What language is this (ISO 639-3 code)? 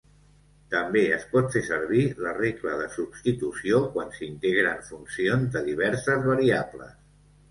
cat